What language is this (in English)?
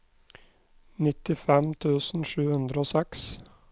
Norwegian